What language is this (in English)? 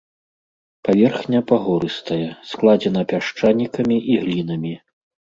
Belarusian